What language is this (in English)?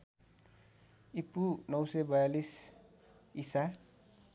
Nepali